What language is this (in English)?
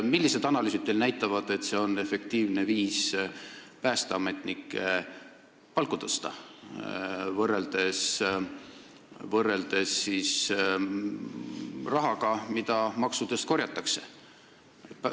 Estonian